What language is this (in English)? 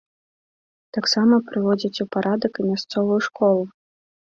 Belarusian